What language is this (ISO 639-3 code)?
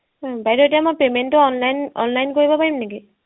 asm